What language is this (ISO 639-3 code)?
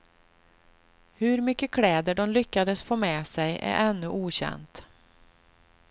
swe